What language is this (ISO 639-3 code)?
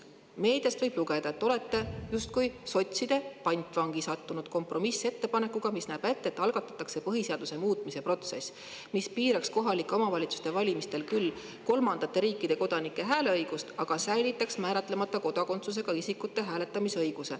est